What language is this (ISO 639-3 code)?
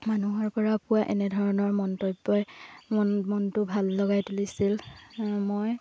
asm